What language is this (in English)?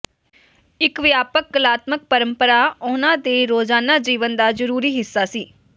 Punjabi